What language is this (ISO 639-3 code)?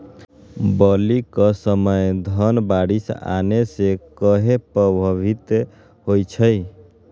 mag